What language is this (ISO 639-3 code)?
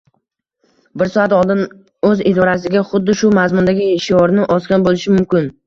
uzb